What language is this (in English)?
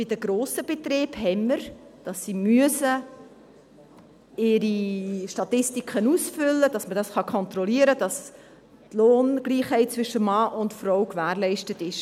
Swiss German